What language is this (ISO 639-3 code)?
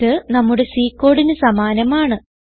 mal